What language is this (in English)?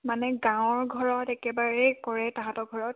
Assamese